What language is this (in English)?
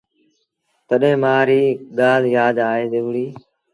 Sindhi Bhil